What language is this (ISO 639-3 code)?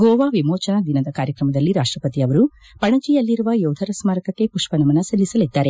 kan